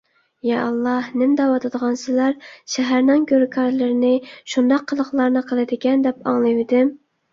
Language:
Uyghur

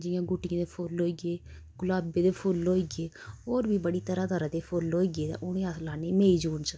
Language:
Dogri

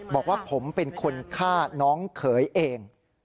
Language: Thai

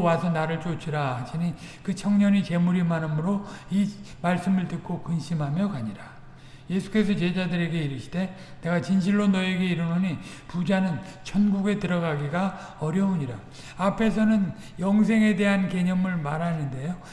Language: Korean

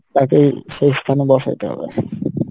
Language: Bangla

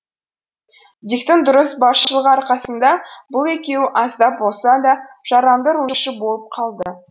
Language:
Kazakh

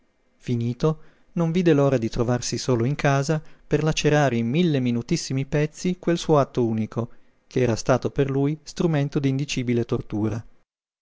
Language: Italian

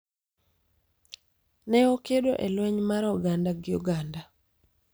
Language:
Luo (Kenya and Tanzania)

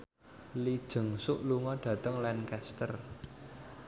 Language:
Javanese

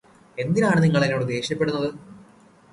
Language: Malayalam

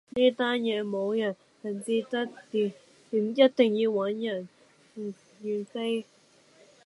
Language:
Cantonese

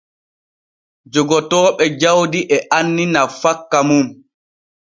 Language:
Borgu Fulfulde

